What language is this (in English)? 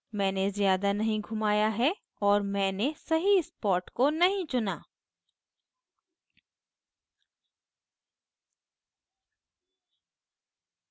Hindi